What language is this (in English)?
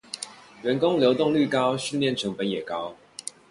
Chinese